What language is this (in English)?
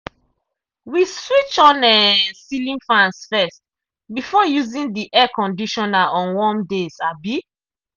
Nigerian Pidgin